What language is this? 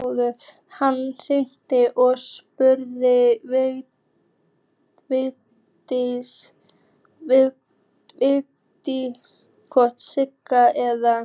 Icelandic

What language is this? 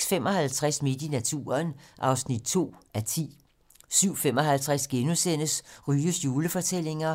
Danish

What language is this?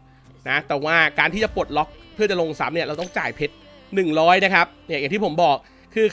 Thai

